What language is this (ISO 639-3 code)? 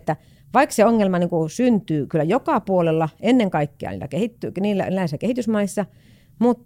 fin